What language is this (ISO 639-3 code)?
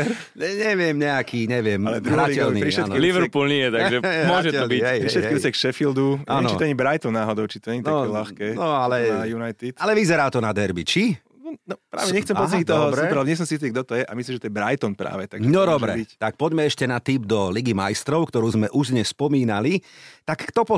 slk